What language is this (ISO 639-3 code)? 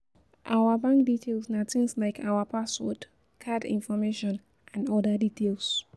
pcm